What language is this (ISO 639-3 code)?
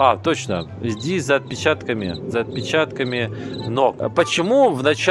rus